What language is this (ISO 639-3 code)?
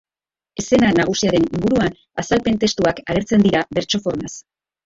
eus